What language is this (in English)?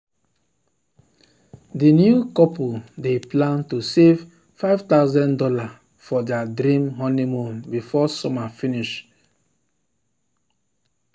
Nigerian Pidgin